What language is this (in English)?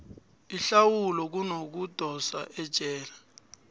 South Ndebele